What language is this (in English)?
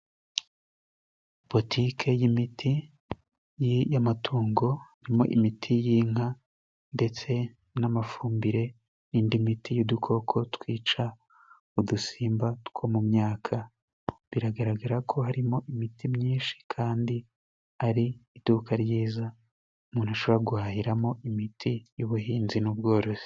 Kinyarwanda